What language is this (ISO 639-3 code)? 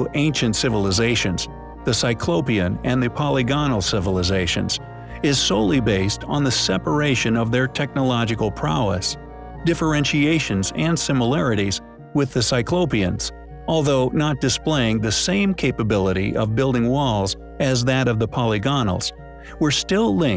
eng